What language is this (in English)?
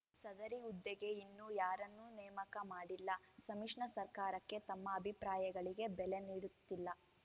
Kannada